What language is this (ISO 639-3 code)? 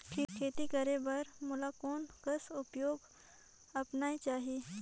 hne